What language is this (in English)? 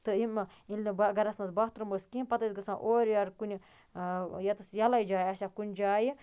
Kashmiri